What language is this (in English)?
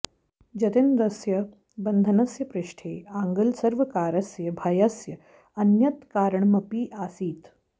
Sanskrit